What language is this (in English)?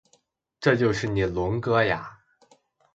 Chinese